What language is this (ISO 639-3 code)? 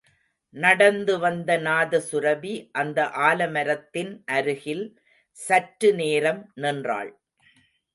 tam